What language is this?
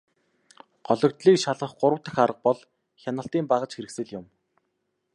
Mongolian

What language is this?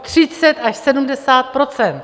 Czech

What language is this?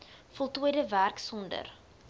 Afrikaans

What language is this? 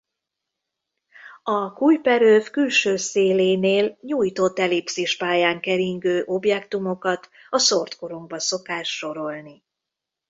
Hungarian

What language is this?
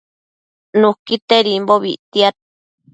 Matsés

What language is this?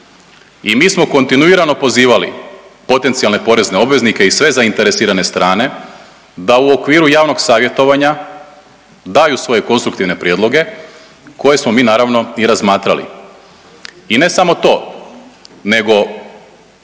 Croatian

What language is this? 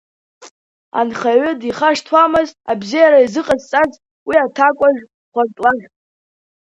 Abkhazian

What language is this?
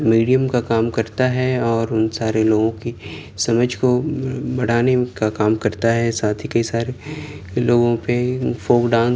Urdu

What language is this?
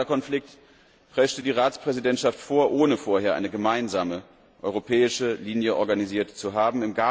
German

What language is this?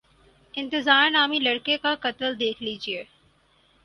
Urdu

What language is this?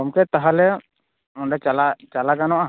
Santali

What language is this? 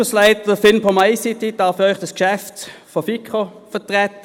Swiss German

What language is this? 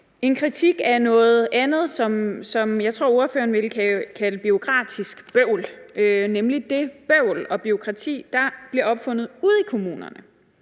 Danish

